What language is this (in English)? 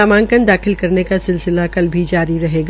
Hindi